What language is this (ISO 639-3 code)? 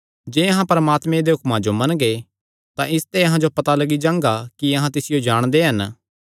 xnr